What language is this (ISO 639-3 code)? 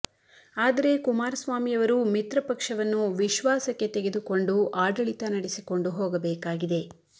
kan